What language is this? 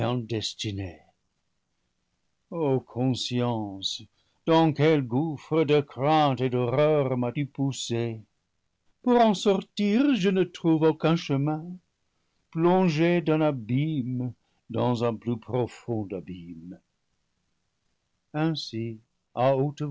French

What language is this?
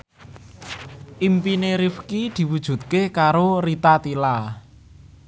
Javanese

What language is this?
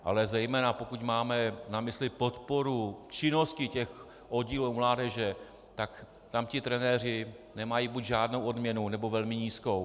Czech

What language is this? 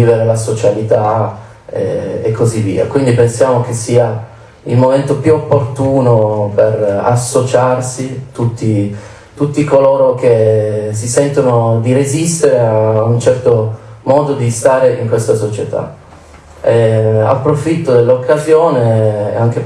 Italian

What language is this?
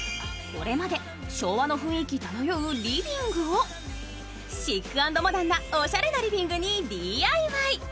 Japanese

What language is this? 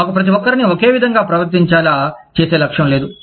Telugu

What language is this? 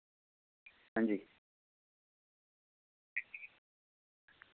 Dogri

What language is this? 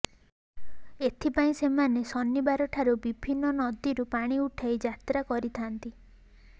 Odia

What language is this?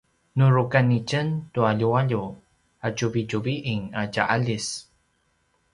Paiwan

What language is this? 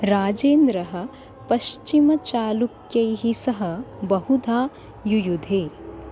Sanskrit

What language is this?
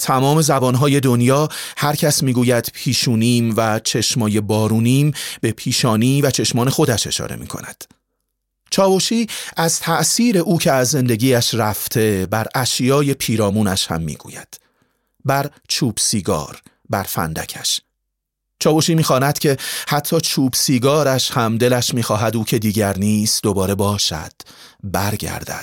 Persian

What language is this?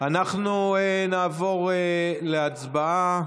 Hebrew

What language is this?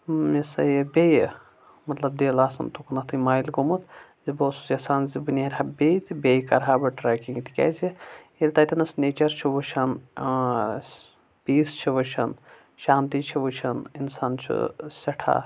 Kashmiri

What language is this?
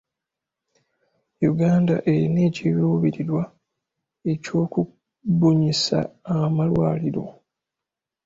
Ganda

